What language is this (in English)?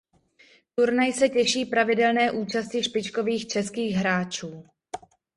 Czech